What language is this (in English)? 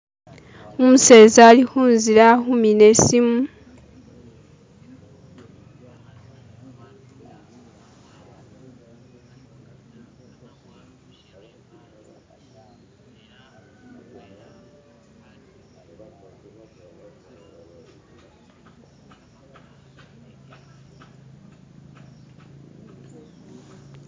Masaaba